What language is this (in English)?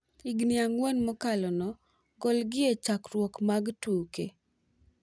Luo (Kenya and Tanzania)